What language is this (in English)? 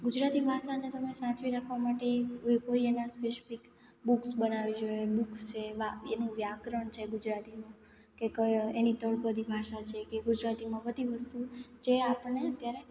Gujarati